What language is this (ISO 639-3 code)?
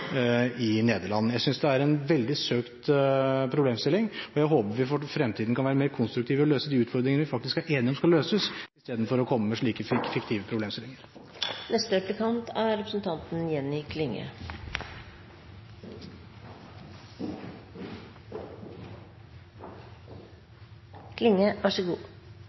nob